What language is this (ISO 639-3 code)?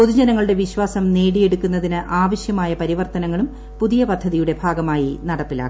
mal